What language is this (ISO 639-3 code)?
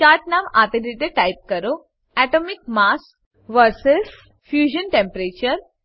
guj